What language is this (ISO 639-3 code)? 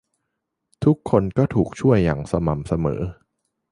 tha